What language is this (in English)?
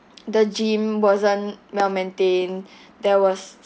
English